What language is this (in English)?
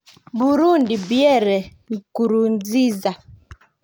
Kalenjin